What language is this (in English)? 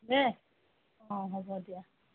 Assamese